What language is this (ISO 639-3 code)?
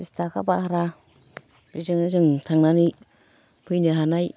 brx